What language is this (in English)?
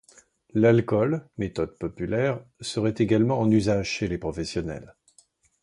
French